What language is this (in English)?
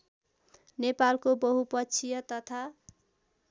Nepali